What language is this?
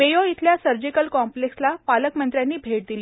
Marathi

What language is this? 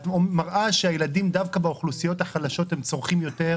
Hebrew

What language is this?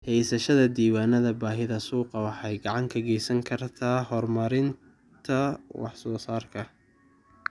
Somali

